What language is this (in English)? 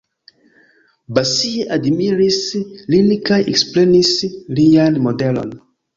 Esperanto